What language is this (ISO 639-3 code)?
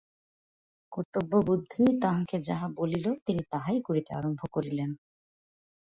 ben